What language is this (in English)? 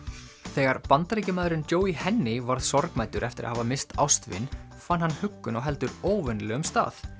Icelandic